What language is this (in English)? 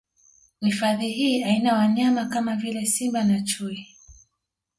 Swahili